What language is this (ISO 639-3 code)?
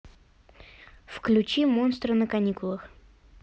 rus